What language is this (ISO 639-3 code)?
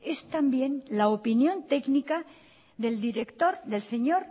spa